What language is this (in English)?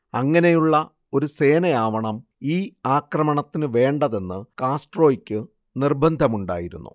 Malayalam